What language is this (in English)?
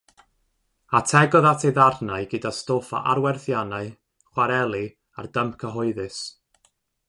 Welsh